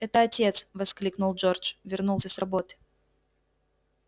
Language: Russian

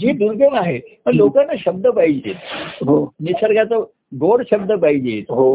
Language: Marathi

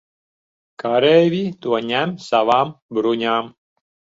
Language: Latvian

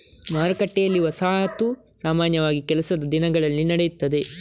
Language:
Kannada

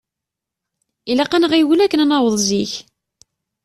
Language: Kabyle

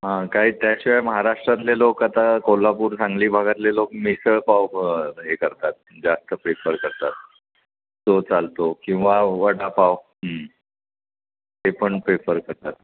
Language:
Marathi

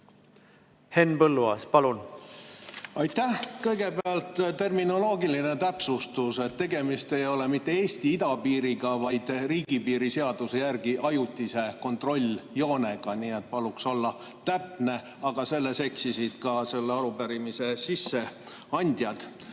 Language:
Estonian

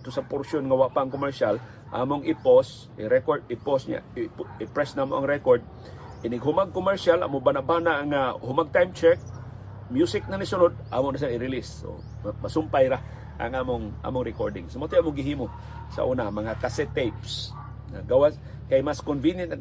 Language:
Filipino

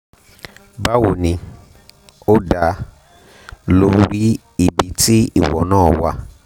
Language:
Yoruba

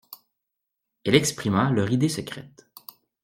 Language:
French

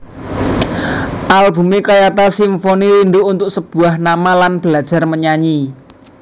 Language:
Javanese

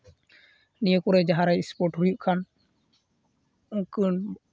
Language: Santali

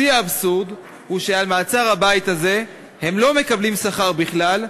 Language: Hebrew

